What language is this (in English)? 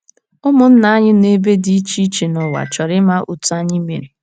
Igbo